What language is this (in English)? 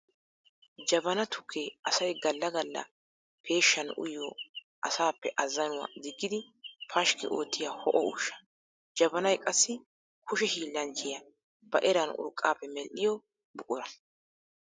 Wolaytta